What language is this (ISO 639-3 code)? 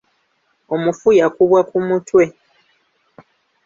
lug